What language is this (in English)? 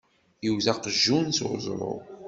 Kabyle